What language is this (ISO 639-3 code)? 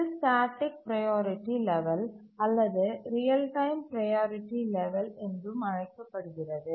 tam